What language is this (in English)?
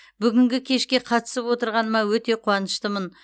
Kazakh